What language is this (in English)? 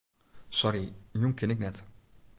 Western Frisian